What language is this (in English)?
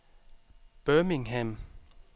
Danish